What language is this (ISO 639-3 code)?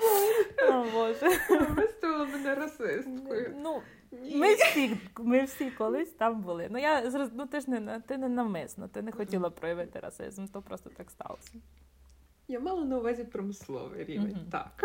ukr